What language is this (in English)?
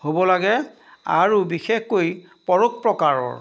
Assamese